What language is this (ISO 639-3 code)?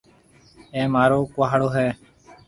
mve